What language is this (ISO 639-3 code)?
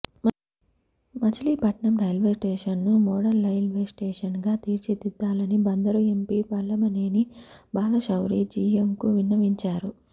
tel